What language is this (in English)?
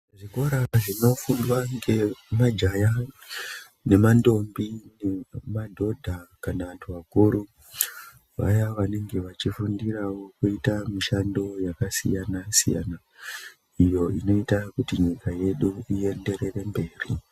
Ndau